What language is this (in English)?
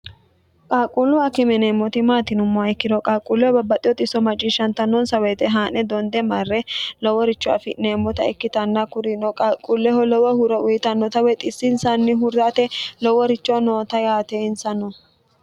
Sidamo